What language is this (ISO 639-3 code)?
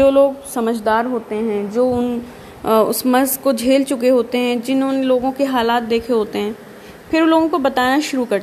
urd